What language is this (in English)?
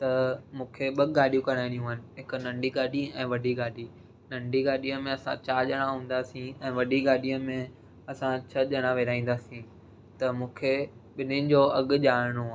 Sindhi